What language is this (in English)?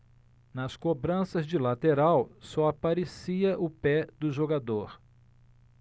Portuguese